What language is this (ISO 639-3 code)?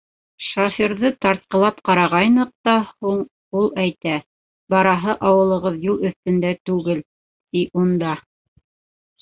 bak